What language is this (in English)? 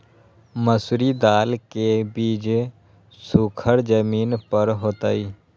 Magahi